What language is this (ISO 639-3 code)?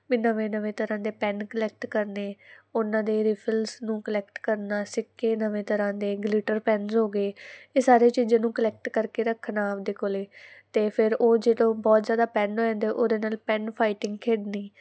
pan